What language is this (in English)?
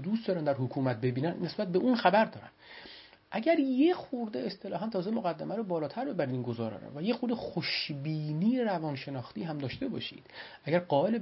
Persian